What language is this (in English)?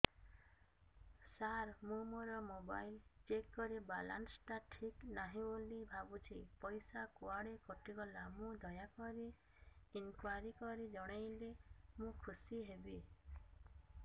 Odia